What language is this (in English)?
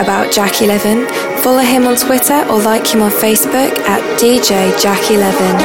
English